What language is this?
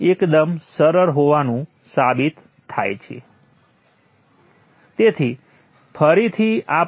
Gujarati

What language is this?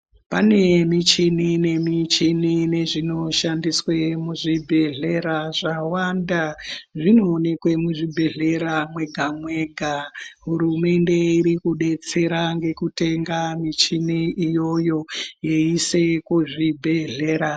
Ndau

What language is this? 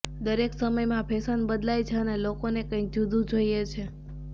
Gujarati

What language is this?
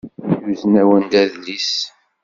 Kabyle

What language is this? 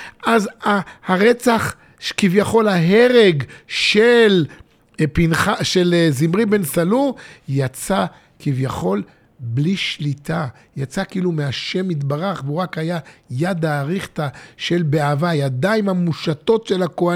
Hebrew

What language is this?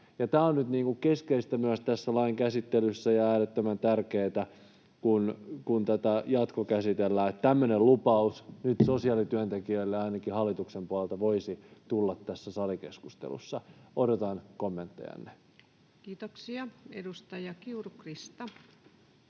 Finnish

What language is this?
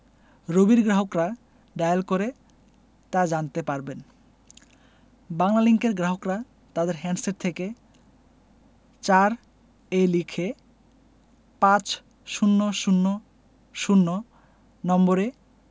Bangla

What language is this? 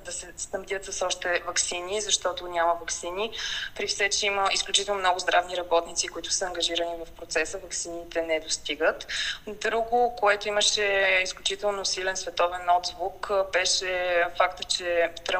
Bulgarian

